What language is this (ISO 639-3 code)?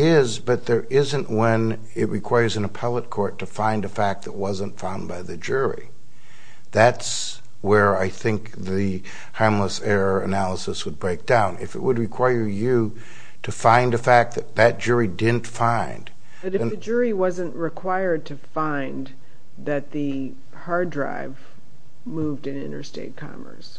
eng